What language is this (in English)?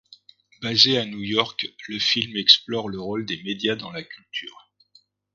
French